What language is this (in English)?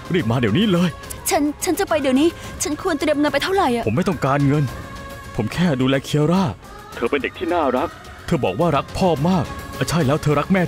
Thai